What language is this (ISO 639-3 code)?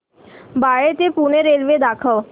mar